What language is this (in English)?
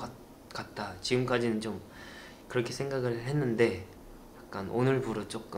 Korean